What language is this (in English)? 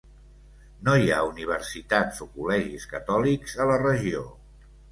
Catalan